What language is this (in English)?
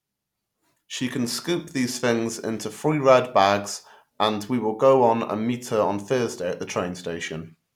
English